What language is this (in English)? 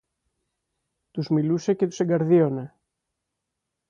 Greek